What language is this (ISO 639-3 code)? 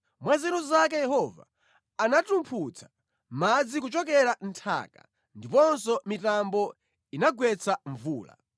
nya